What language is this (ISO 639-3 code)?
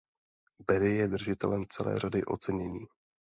ces